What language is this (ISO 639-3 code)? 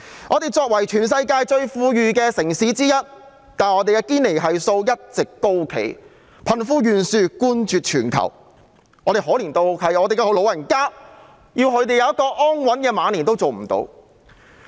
yue